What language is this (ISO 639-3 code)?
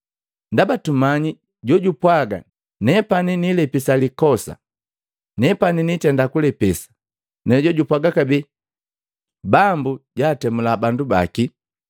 mgv